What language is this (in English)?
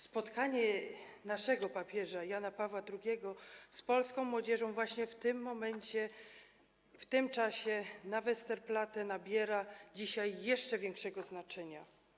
Polish